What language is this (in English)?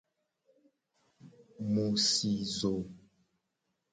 Gen